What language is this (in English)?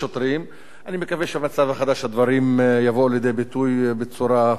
Hebrew